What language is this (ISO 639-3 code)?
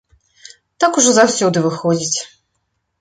bel